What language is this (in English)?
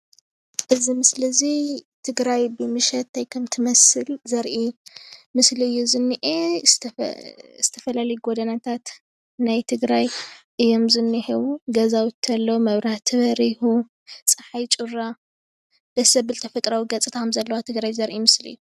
Tigrinya